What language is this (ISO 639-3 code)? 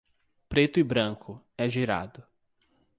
por